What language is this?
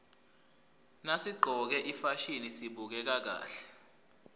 Swati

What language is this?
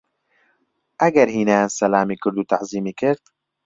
Central Kurdish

